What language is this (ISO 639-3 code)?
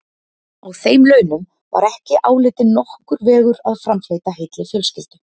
isl